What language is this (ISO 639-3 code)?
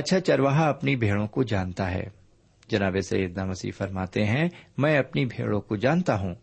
urd